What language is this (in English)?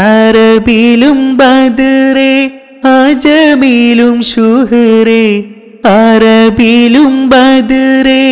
Malayalam